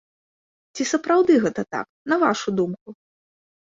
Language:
Belarusian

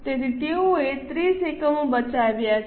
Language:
Gujarati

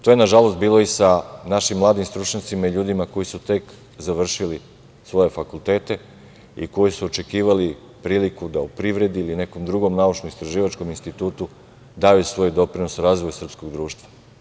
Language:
Serbian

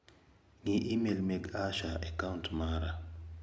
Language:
Luo (Kenya and Tanzania)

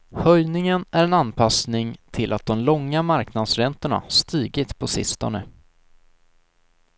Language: Swedish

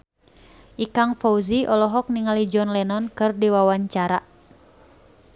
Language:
Sundanese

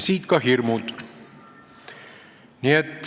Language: Estonian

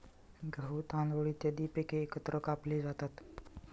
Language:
Marathi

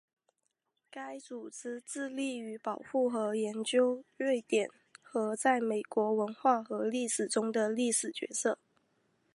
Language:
Chinese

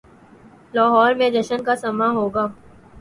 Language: Urdu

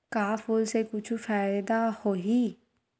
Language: Chhattisgarhi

